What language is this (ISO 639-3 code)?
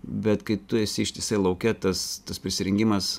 lit